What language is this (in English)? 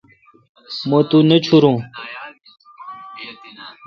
Kalkoti